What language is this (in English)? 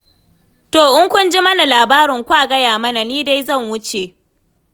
Hausa